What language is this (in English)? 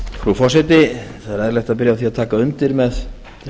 Icelandic